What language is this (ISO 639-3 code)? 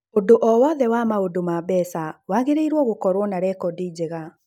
kik